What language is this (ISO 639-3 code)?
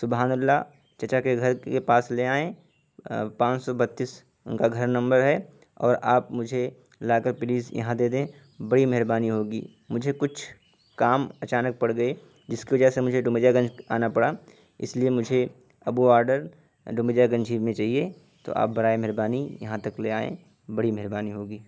urd